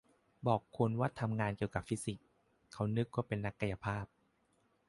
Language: Thai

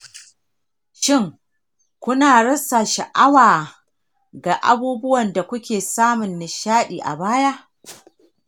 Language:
Hausa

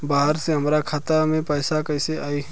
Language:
Bhojpuri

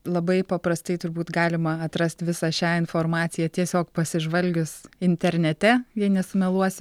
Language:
Lithuanian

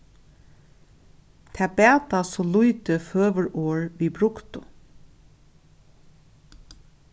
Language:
Faroese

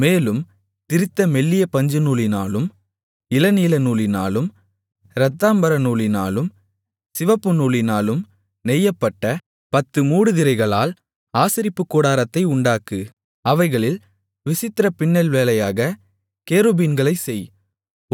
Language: Tamil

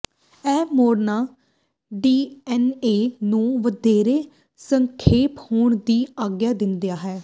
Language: Punjabi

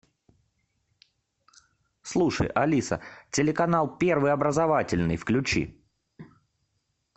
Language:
Russian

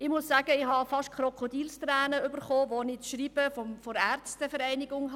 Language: Swiss German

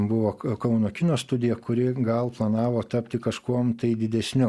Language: Lithuanian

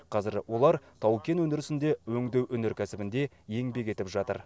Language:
Kazakh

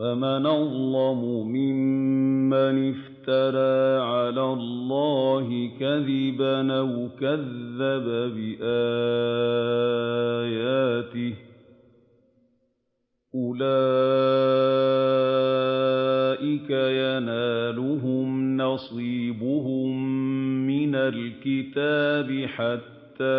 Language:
Arabic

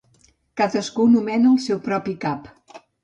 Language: Catalan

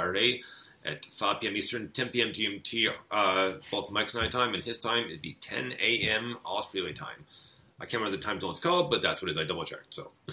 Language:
English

